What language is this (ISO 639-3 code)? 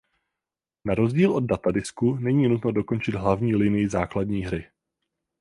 ces